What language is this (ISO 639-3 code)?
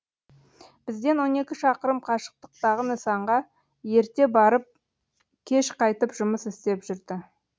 kaz